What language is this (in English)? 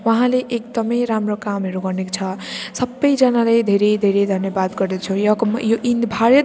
Nepali